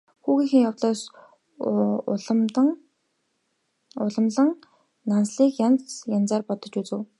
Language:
Mongolian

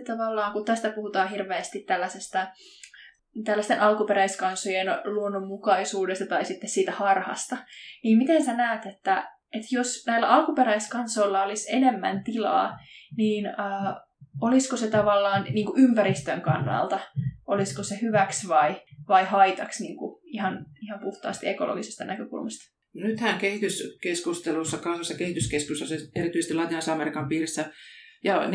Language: Finnish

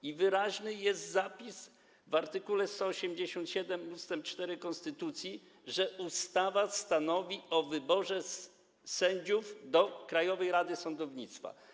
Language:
Polish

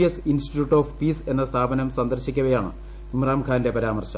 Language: Malayalam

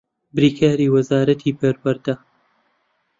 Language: Central Kurdish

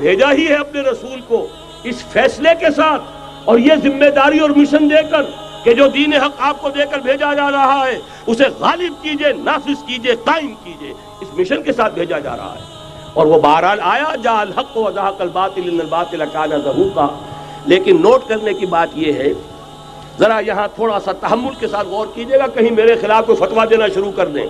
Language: Urdu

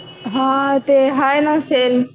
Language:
Marathi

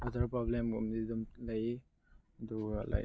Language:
Manipuri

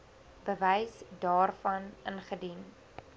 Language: Afrikaans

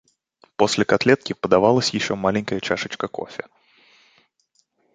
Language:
Russian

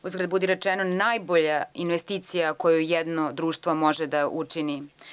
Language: Serbian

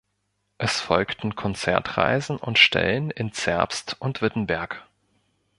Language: German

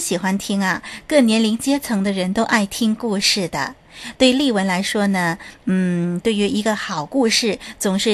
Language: Chinese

